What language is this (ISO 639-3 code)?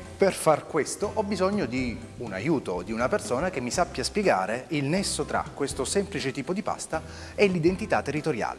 ita